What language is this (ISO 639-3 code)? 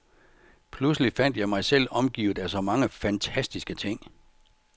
dan